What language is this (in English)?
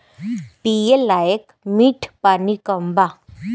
Bhojpuri